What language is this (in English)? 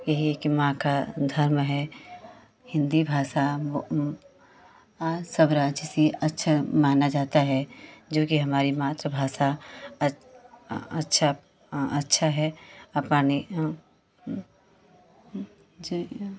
Hindi